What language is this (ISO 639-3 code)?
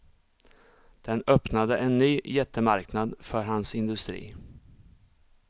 swe